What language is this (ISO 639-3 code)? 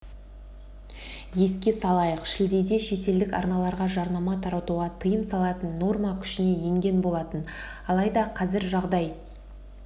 kaz